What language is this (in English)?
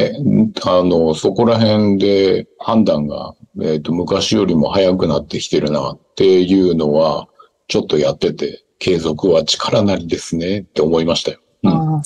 Japanese